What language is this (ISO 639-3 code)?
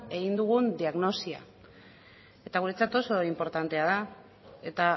eus